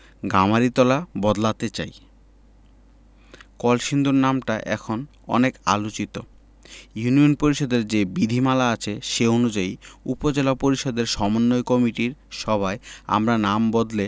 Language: Bangla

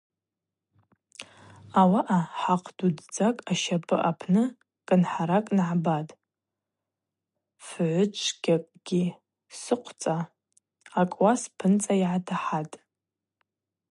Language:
Abaza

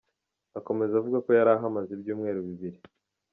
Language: Kinyarwanda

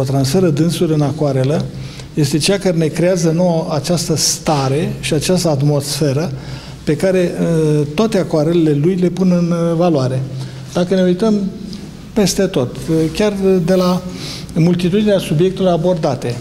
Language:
Romanian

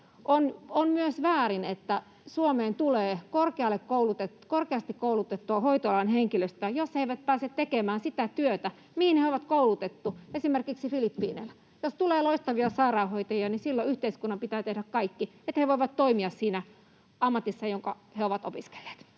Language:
Finnish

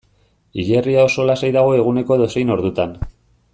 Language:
Basque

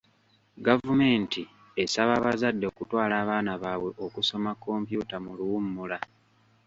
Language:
Ganda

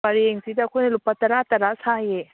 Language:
Manipuri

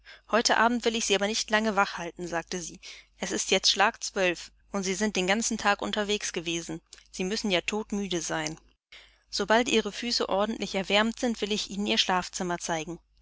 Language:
German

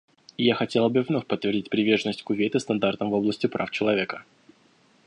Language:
Russian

